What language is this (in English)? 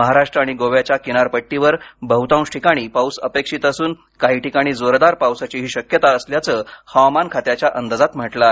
Marathi